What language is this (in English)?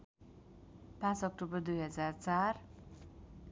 Nepali